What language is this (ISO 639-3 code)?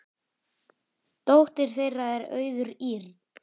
isl